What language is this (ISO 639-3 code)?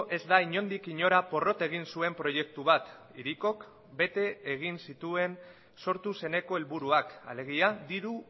eus